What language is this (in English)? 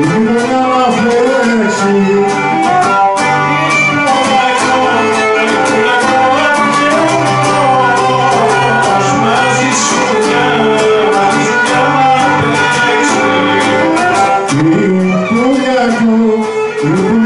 Arabic